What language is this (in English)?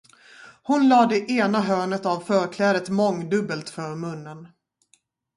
Swedish